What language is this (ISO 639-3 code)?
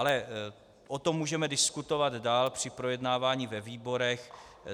ces